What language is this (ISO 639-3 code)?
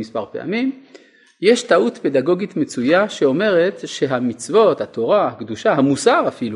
heb